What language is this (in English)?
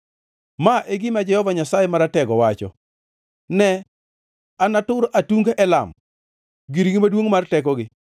Luo (Kenya and Tanzania)